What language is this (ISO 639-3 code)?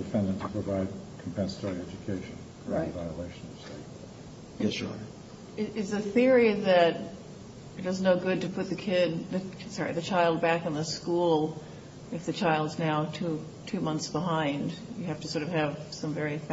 eng